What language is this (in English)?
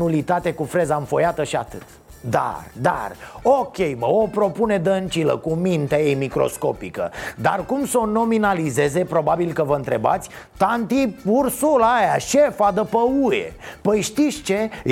Romanian